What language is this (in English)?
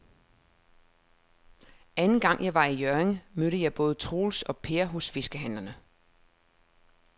Danish